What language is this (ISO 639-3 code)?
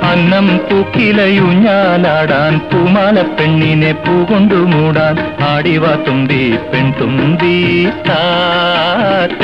mal